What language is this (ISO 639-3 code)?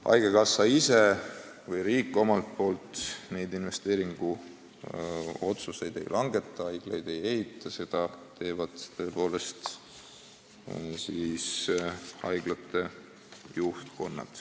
est